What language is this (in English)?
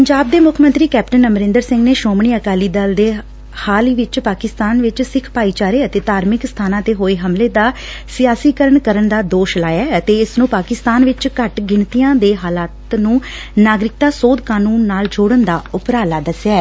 Punjabi